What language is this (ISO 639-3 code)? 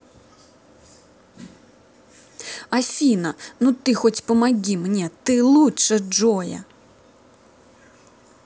rus